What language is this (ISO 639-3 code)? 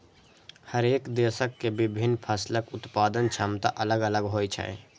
mai